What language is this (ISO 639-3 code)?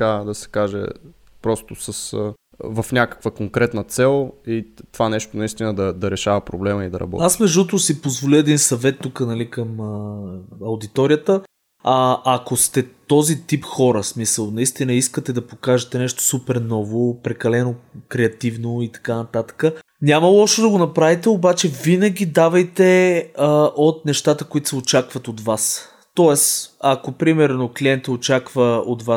bul